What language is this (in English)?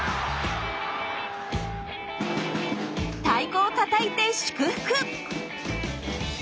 Japanese